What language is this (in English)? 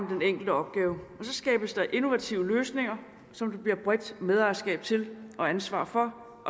Danish